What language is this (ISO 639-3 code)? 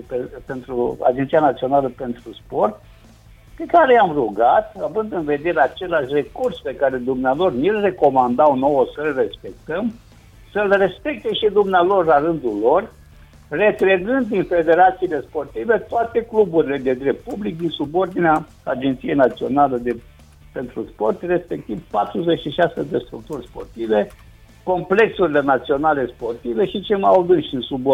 ron